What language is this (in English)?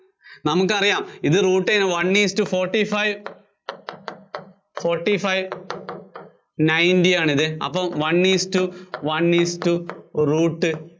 Malayalam